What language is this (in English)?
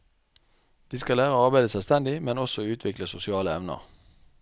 Norwegian